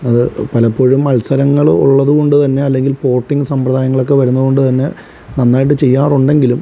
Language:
Malayalam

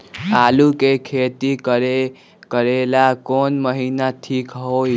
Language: Magahi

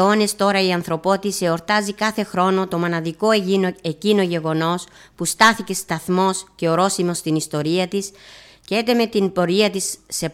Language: Greek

